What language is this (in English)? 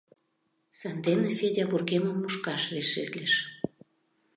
Mari